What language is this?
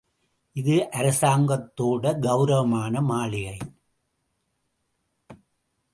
Tamil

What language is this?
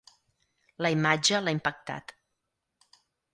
Catalan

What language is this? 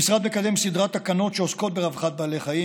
Hebrew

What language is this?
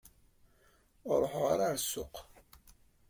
Kabyle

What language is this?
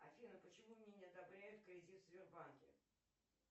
Russian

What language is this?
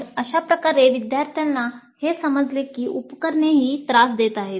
Marathi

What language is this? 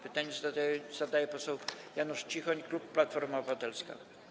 Polish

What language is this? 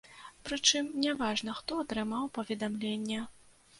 Belarusian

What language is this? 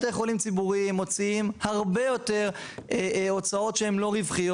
Hebrew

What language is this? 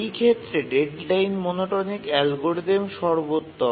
Bangla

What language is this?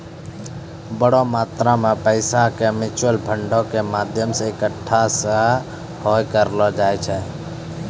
Maithili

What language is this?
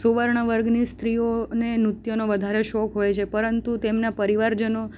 Gujarati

